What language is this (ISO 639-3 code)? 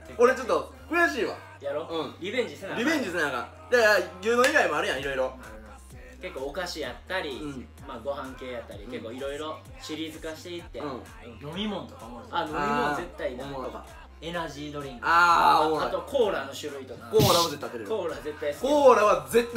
jpn